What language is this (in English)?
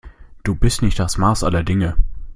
German